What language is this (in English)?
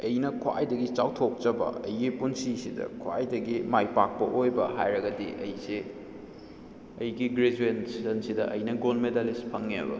Manipuri